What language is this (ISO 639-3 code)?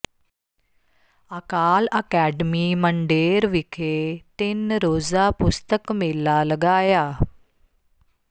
pan